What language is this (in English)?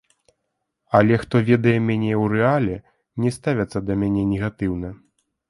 Belarusian